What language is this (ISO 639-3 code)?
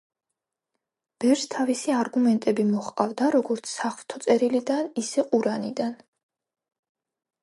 kat